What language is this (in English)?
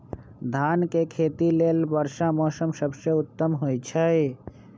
Magahi